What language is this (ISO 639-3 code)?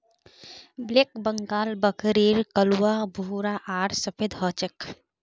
mag